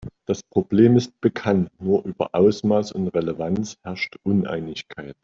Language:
German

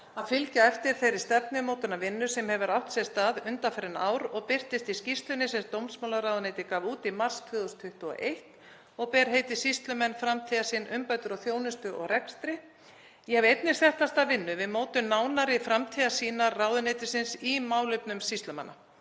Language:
Icelandic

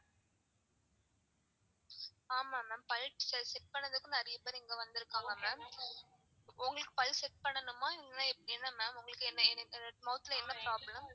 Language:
Tamil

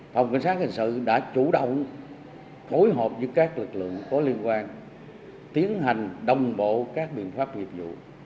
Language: Vietnamese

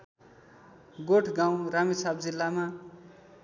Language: Nepali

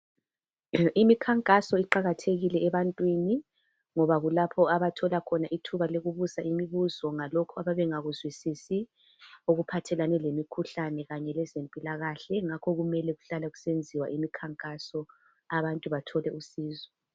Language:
North Ndebele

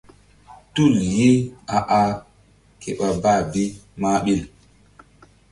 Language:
Mbum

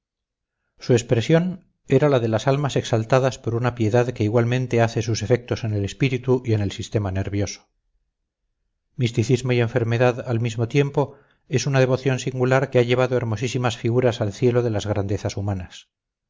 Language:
Spanish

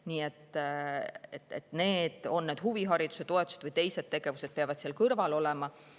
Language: Estonian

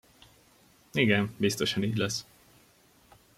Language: Hungarian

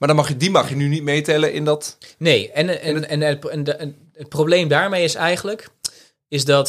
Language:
Dutch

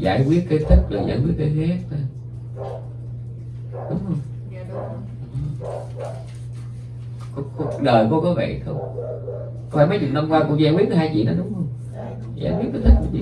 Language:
Vietnamese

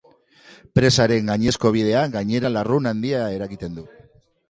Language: Basque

